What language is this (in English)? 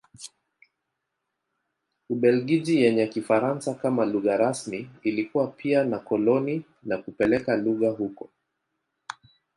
Swahili